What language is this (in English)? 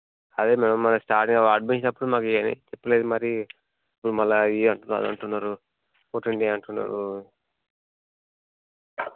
Telugu